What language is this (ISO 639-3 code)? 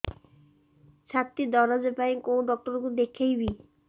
ori